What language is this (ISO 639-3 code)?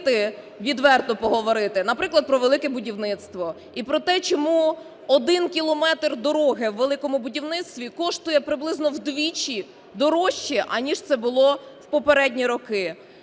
ukr